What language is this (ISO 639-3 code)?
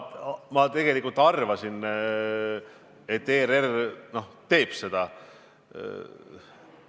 est